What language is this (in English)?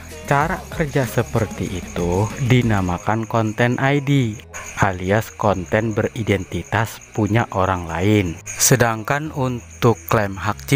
Indonesian